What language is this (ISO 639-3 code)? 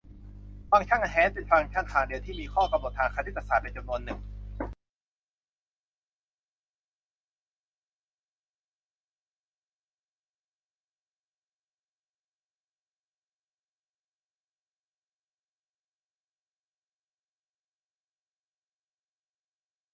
tha